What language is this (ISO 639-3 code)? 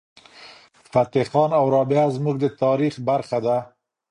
pus